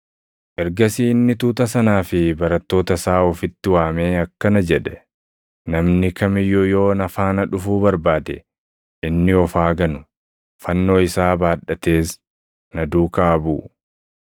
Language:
Oromo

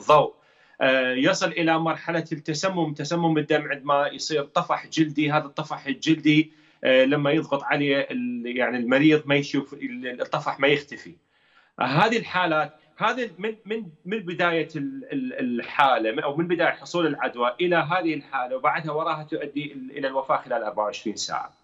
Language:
Arabic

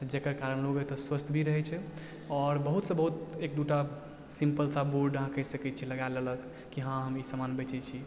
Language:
Maithili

